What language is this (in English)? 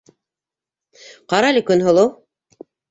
Bashkir